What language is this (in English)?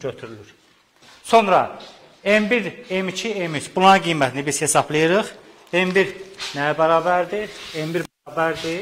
Turkish